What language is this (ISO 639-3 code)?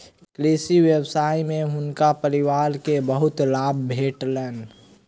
mai